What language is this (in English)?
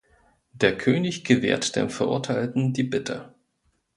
German